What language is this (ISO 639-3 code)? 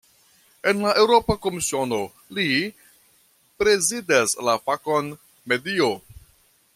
epo